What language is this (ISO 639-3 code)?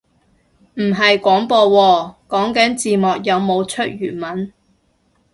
yue